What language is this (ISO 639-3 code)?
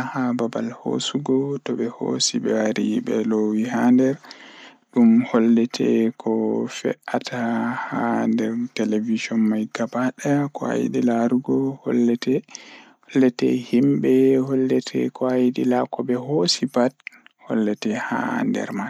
ful